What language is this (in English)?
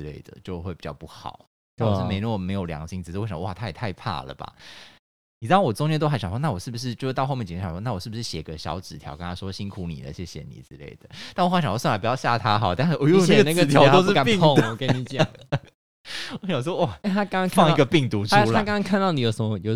Chinese